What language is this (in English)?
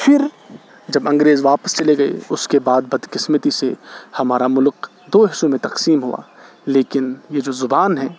Urdu